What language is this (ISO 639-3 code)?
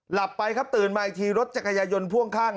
tha